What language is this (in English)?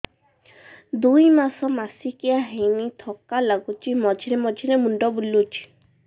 Odia